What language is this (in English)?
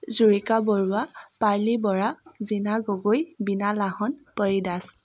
Assamese